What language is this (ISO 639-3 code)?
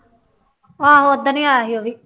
pan